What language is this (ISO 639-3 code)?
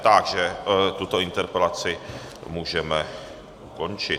ces